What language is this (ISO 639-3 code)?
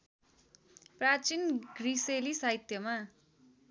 nep